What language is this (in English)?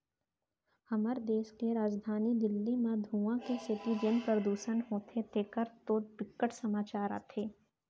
Chhattisgarhi